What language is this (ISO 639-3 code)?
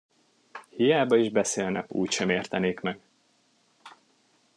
hun